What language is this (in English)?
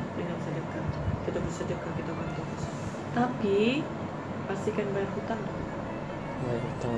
Malay